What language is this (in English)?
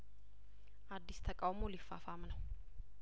Amharic